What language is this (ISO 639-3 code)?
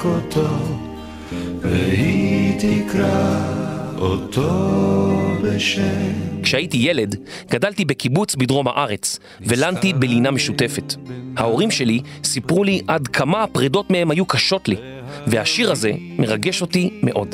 heb